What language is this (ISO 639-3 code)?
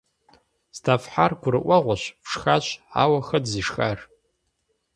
kbd